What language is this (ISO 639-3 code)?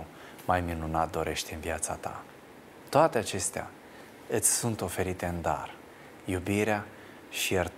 ron